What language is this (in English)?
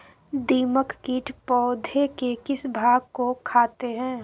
Magahi